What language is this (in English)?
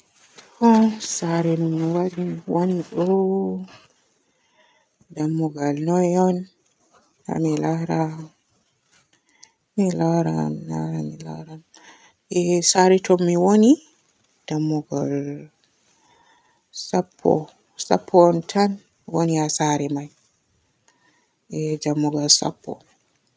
Borgu Fulfulde